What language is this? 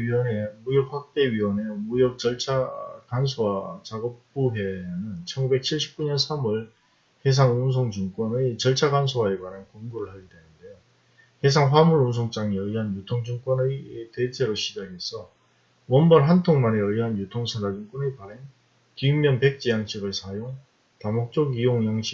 Korean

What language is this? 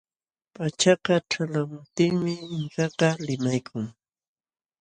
Jauja Wanca Quechua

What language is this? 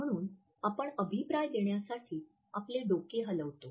Marathi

